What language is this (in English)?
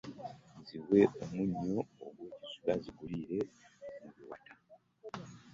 Ganda